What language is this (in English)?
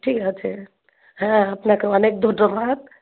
Bangla